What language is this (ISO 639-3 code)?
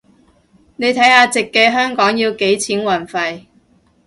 yue